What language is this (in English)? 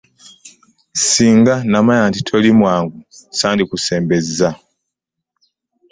Ganda